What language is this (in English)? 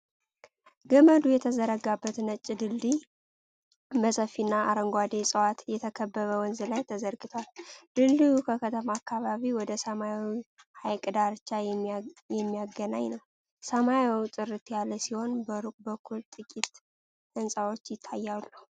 Amharic